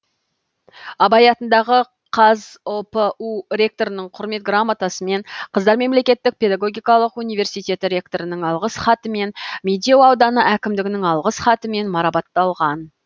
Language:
Kazakh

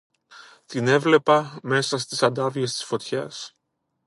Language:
Greek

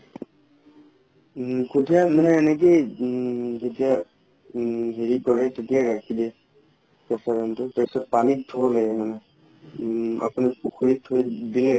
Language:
Assamese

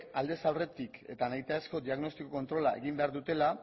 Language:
Basque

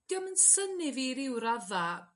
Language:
Welsh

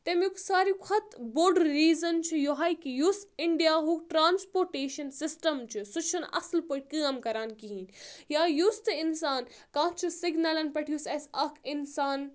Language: Kashmiri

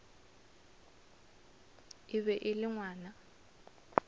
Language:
Northern Sotho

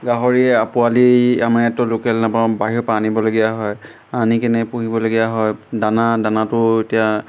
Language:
Assamese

